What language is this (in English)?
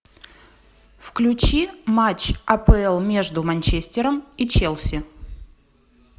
Russian